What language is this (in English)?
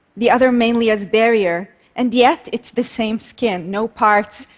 English